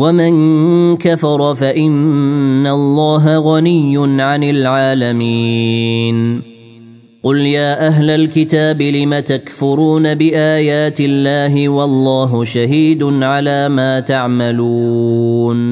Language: Arabic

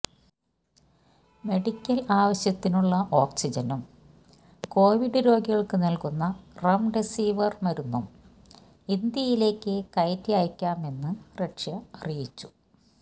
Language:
Malayalam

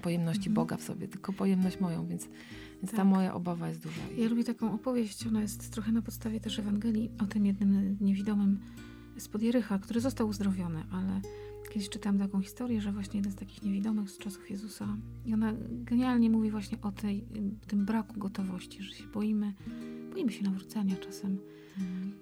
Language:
Polish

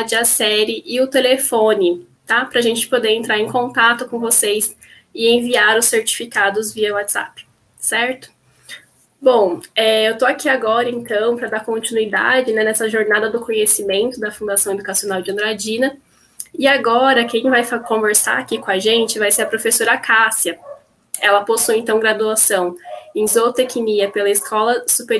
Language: Portuguese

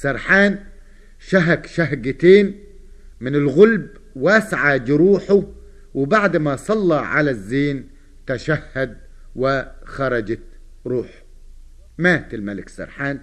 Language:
Arabic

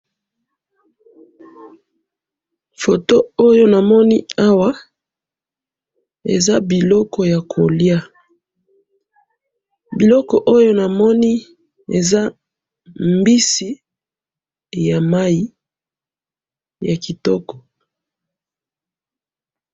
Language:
Lingala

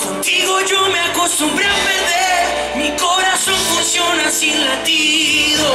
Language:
Romanian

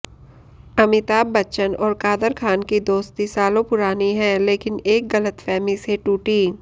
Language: Hindi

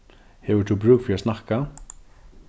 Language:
Faroese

